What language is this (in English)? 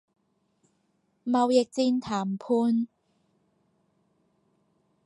Cantonese